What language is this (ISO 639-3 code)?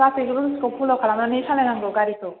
brx